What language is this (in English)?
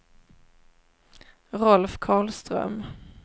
Swedish